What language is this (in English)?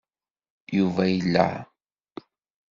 Kabyle